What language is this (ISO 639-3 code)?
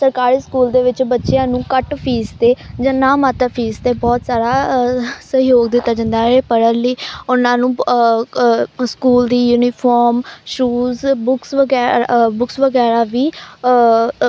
pan